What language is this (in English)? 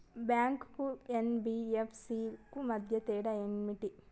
Telugu